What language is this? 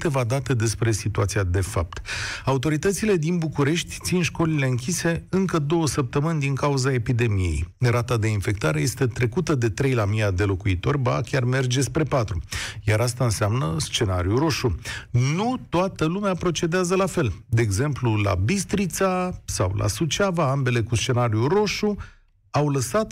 Romanian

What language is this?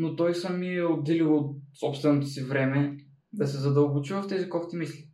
Bulgarian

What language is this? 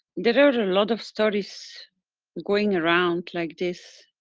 English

